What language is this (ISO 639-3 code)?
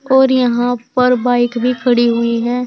hin